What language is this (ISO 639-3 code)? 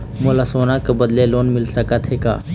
hne